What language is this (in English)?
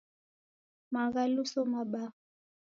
Taita